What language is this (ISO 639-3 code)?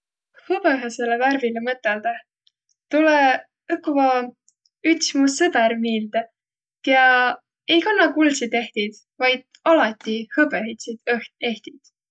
vro